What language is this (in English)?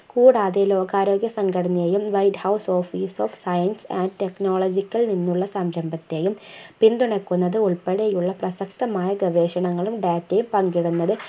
Malayalam